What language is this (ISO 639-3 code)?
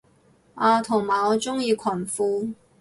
yue